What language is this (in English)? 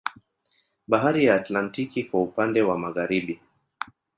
Swahili